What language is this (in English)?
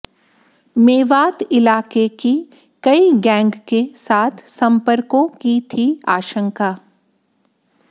Hindi